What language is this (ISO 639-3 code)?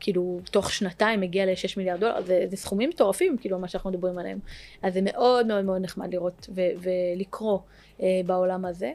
heb